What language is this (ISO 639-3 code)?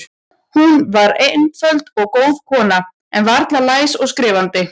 isl